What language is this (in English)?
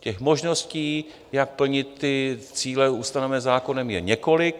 Czech